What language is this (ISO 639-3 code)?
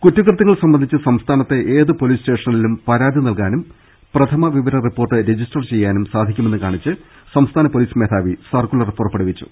mal